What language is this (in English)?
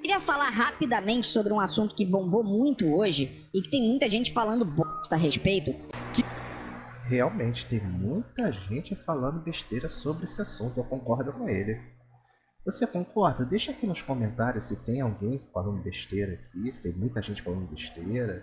Portuguese